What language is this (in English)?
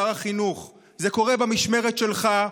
Hebrew